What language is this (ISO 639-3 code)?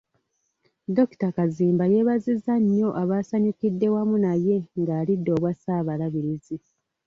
lug